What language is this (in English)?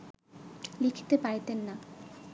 Bangla